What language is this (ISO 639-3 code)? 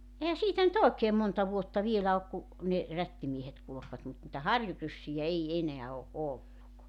fin